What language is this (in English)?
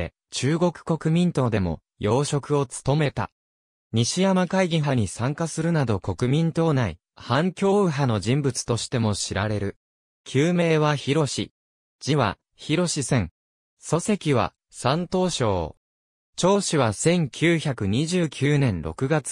Japanese